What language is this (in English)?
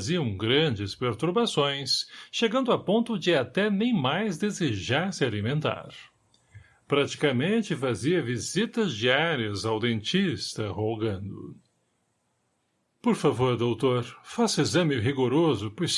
Portuguese